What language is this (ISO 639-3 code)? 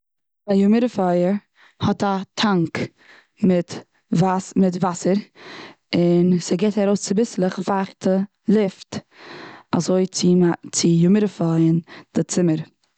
yid